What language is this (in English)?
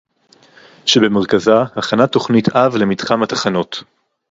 Hebrew